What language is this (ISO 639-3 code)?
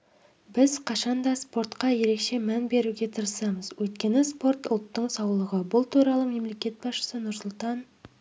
kaz